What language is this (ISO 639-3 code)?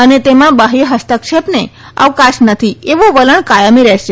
guj